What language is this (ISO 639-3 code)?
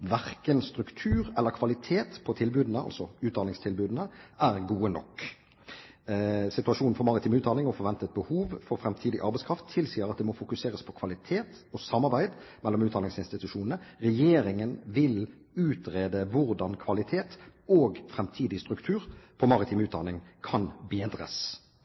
nob